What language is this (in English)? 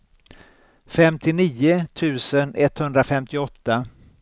Swedish